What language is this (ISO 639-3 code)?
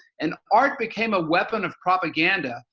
eng